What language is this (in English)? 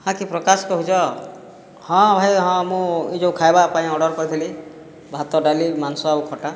Odia